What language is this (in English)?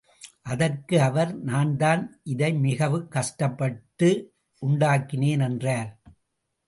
Tamil